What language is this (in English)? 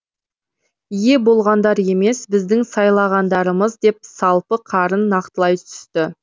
Kazakh